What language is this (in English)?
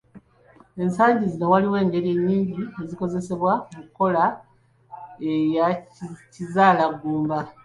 Ganda